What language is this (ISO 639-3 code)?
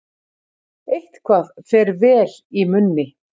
isl